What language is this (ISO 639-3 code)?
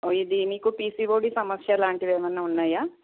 tel